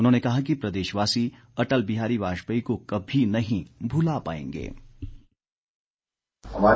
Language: Hindi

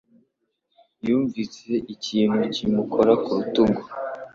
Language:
Kinyarwanda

